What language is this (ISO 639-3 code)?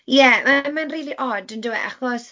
cym